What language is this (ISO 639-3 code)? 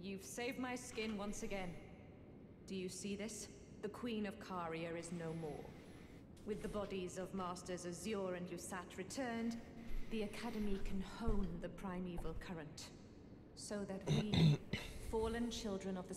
hun